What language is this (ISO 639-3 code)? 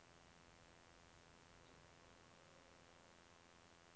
dan